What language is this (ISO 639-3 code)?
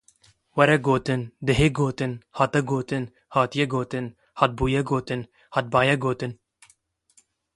kur